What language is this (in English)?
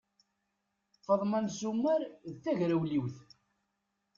Kabyle